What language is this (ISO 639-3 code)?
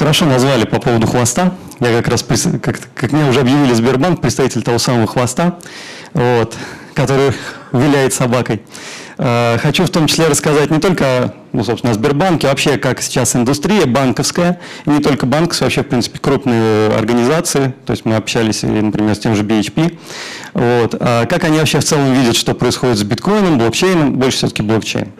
rus